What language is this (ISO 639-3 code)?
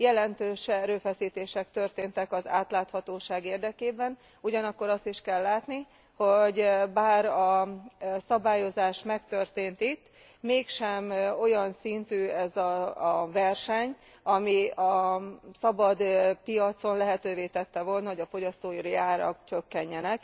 hun